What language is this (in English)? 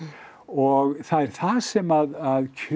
Icelandic